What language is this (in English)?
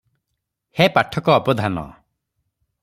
Odia